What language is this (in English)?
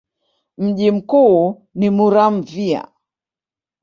Swahili